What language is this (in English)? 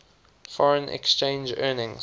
English